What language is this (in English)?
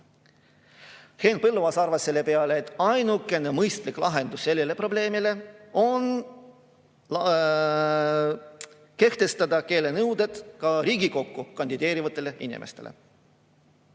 Estonian